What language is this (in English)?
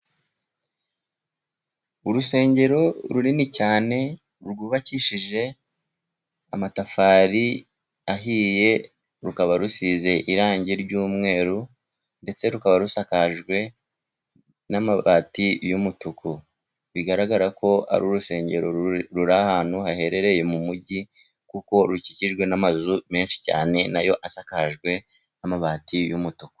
Kinyarwanda